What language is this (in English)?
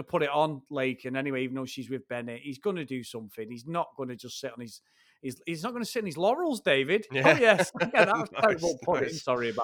English